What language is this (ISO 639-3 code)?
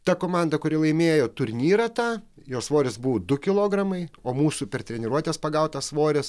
lit